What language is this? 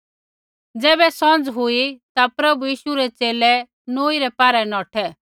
Kullu Pahari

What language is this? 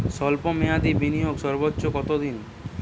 Bangla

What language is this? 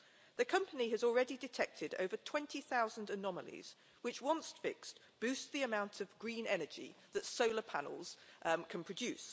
English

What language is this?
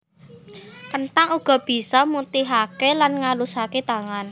Javanese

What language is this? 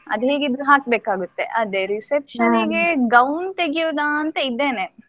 Kannada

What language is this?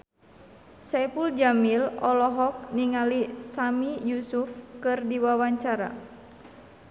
Sundanese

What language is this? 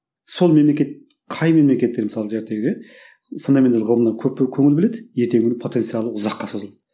Kazakh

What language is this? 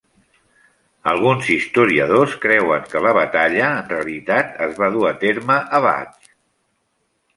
Catalan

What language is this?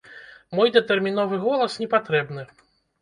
Belarusian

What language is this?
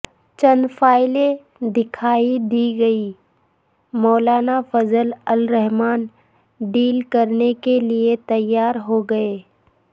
Urdu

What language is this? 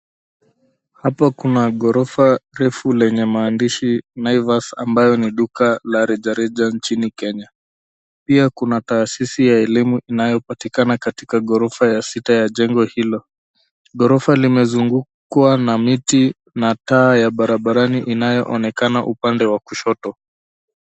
Swahili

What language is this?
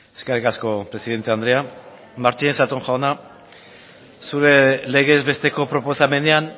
Basque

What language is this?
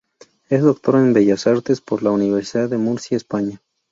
Spanish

